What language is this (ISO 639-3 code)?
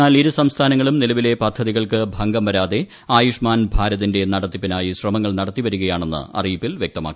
mal